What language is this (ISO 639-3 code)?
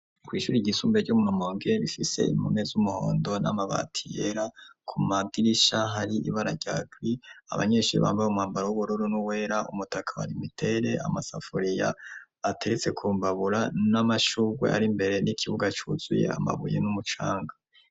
run